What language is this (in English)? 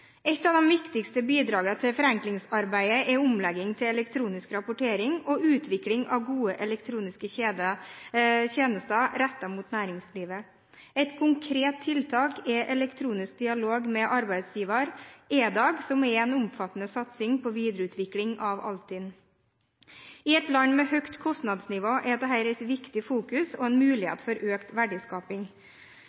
Norwegian Bokmål